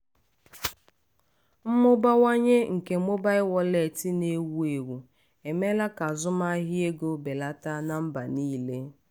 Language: Igbo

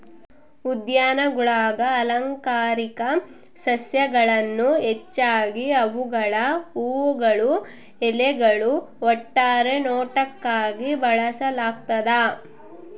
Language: Kannada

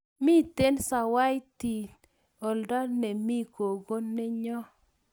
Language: Kalenjin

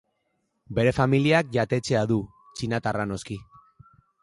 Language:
Basque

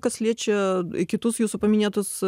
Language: Lithuanian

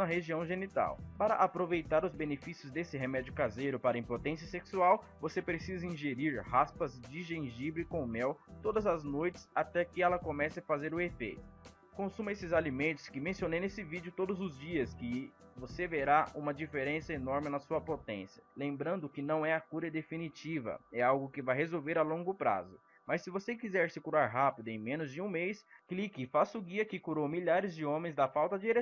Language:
Portuguese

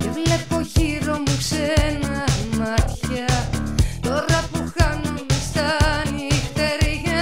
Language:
Greek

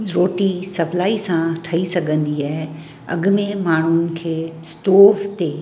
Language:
Sindhi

